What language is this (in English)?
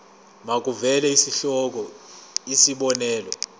Zulu